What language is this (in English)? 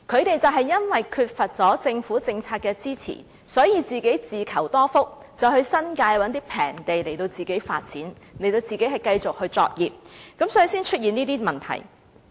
Cantonese